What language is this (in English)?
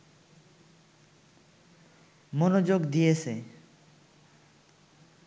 Bangla